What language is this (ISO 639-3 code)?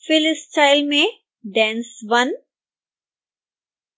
hin